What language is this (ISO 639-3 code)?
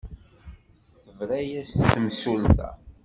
kab